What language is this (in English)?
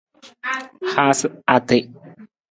Nawdm